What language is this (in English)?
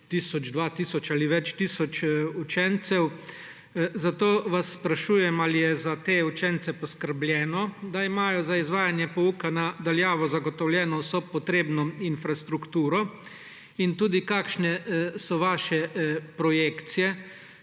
Slovenian